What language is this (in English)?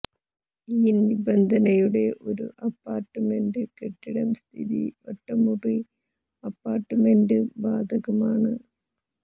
Malayalam